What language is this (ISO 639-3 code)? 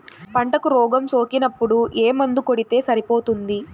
tel